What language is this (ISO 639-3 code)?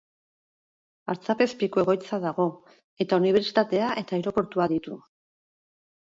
eus